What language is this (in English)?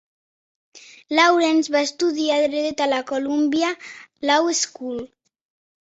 Catalan